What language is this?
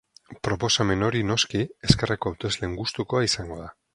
Basque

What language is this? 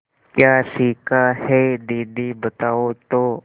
Hindi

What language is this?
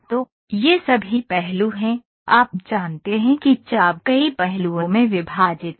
Hindi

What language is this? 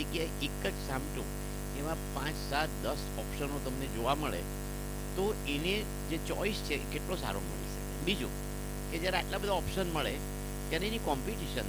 Gujarati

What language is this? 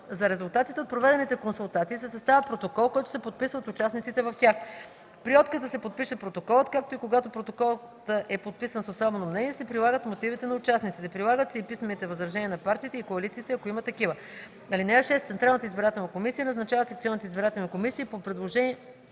Bulgarian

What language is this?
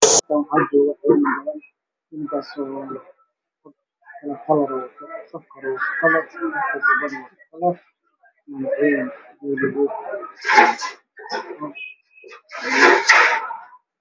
Somali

